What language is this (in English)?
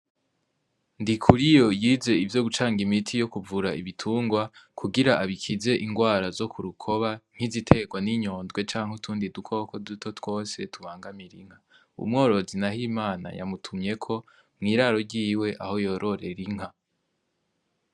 Rundi